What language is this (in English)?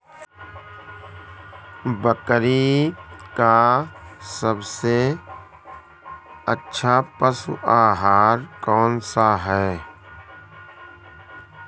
Hindi